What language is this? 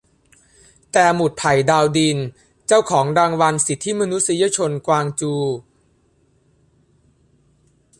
Thai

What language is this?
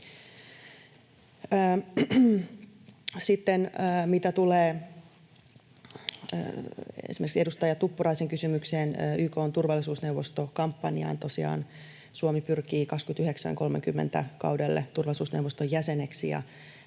Finnish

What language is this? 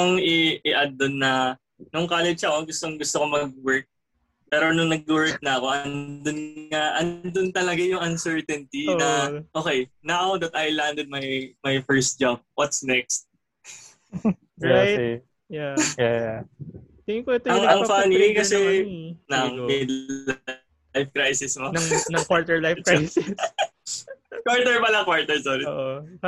Filipino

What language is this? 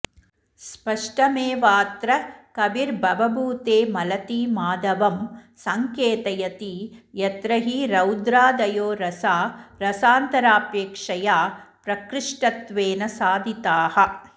Sanskrit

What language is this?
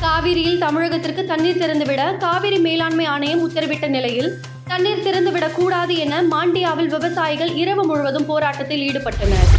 Tamil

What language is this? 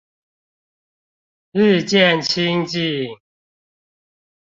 Chinese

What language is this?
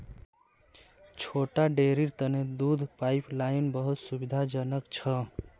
Magahi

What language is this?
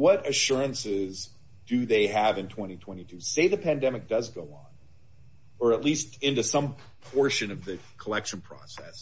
English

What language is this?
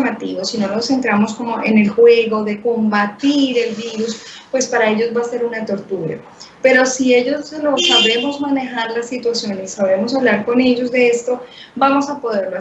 Spanish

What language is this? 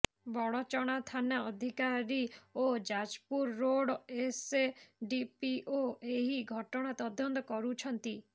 Odia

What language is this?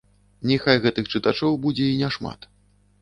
Belarusian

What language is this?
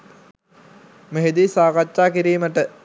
Sinhala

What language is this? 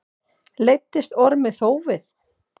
Icelandic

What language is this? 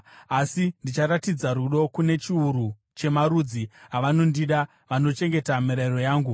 Shona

